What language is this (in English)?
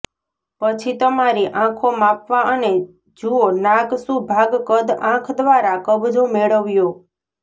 Gujarati